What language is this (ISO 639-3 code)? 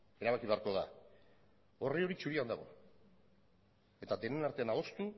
eus